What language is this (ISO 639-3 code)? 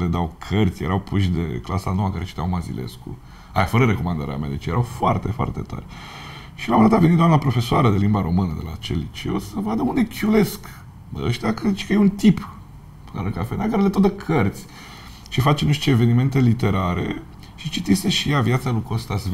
ron